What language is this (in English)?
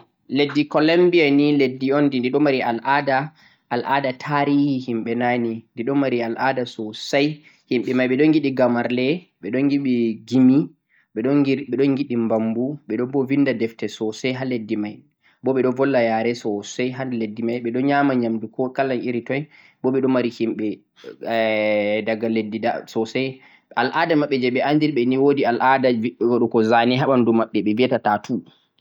Central-Eastern Niger Fulfulde